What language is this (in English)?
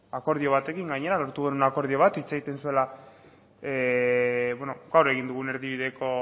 Basque